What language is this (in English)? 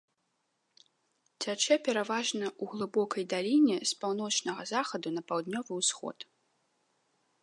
Belarusian